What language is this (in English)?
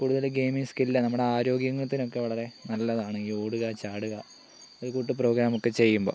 Malayalam